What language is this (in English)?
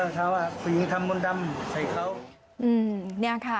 Thai